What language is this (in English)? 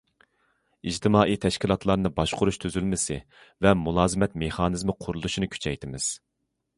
Uyghur